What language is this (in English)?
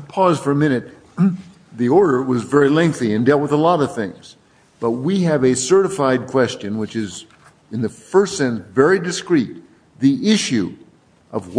English